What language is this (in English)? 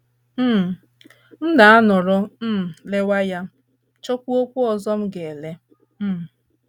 Igbo